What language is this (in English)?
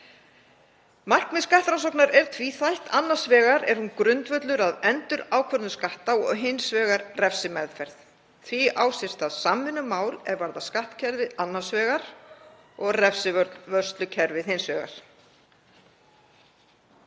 Icelandic